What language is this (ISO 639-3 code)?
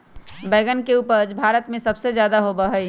mag